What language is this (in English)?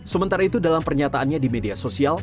Indonesian